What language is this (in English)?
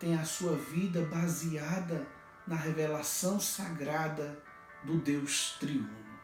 Portuguese